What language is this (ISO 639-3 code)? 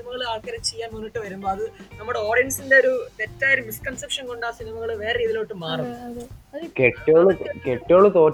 mal